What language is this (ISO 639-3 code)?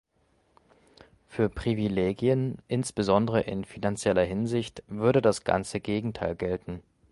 deu